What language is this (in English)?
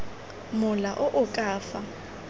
Tswana